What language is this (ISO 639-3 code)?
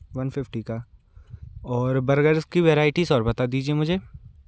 hin